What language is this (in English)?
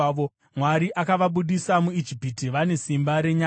Shona